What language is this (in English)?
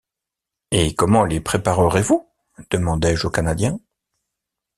French